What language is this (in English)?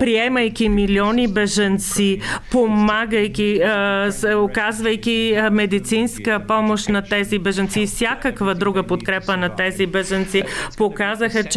Bulgarian